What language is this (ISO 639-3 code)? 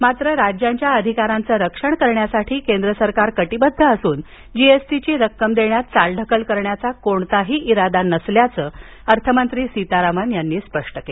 mar